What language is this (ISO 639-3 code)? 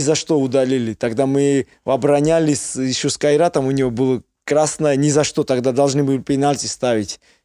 rus